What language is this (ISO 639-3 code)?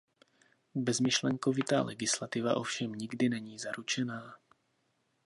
ces